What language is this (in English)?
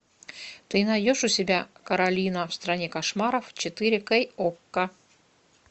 Russian